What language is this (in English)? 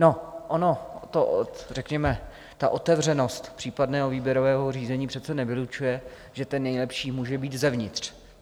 Czech